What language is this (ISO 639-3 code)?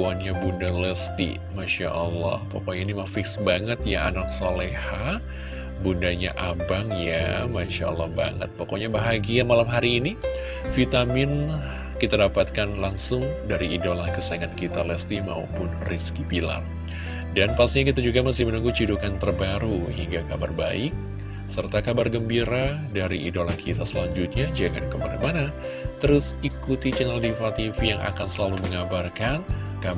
ind